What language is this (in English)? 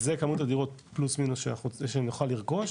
Hebrew